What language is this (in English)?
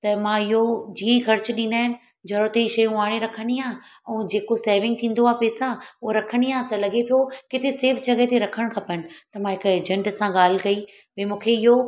Sindhi